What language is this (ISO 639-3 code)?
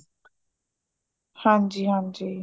pan